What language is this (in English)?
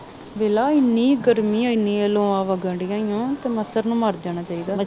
Punjabi